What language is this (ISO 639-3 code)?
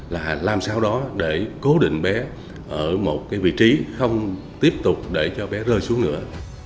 vie